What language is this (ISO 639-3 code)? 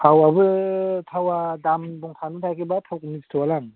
brx